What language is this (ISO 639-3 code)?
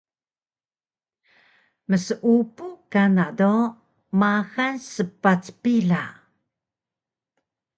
trv